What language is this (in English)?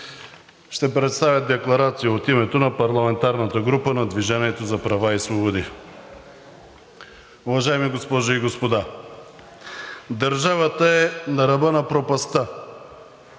Bulgarian